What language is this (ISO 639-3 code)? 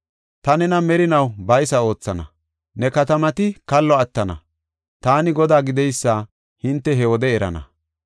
gof